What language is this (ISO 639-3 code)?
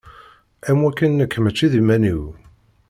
kab